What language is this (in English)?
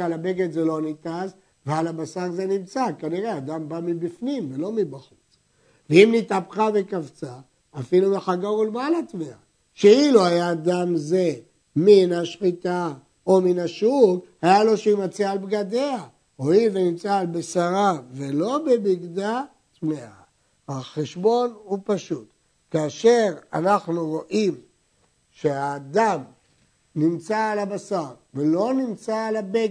Hebrew